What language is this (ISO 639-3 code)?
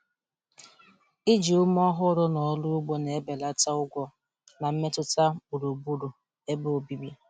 ibo